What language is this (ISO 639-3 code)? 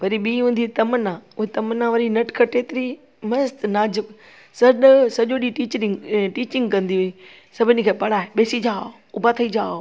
snd